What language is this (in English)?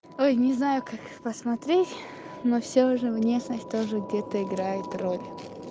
Russian